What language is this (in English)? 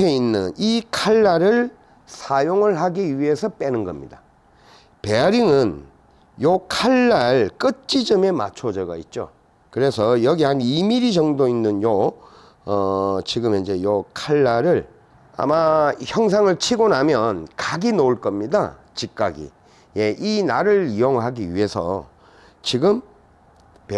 Korean